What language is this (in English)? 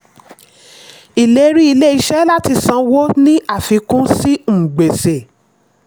Yoruba